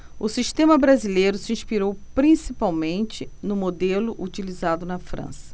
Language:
Portuguese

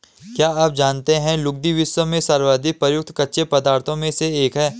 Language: Hindi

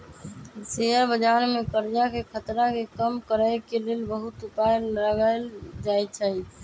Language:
Magahi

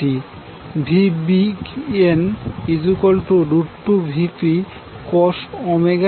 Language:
Bangla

